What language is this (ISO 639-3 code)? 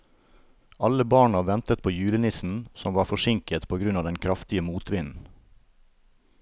nor